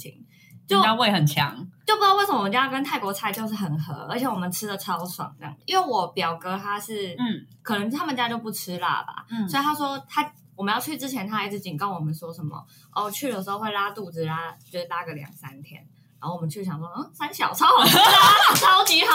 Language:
Chinese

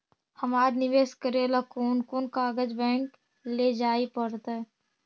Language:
Magahi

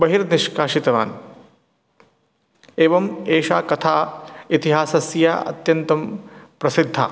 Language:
Sanskrit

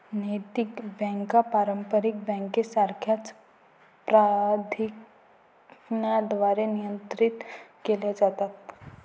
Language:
Marathi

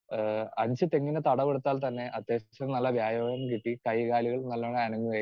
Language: Malayalam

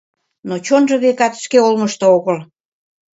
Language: Mari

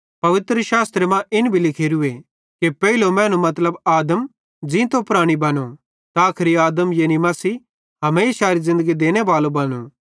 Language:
Bhadrawahi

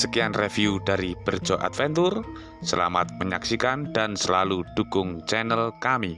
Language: Indonesian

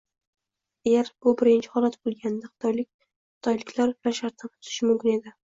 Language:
Uzbek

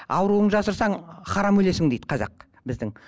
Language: Kazakh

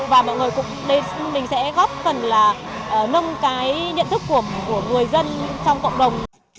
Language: Vietnamese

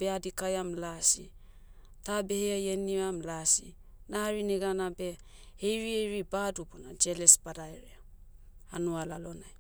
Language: Motu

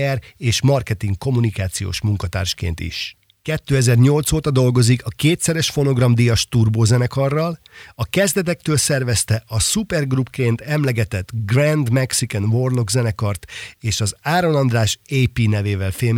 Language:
Hungarian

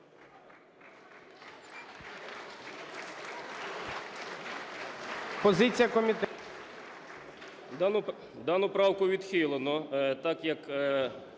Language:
Ukrainian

